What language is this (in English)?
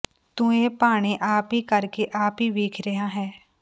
Punjabi